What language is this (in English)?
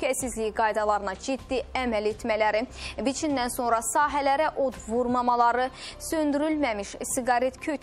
Turkish